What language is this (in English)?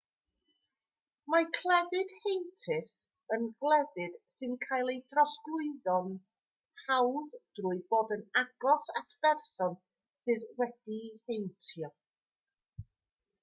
Welsh